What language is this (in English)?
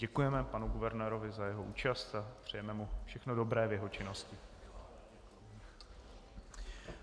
Czech